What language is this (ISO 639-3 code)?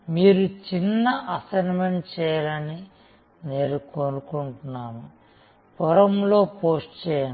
tel